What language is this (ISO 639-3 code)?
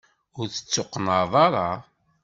kab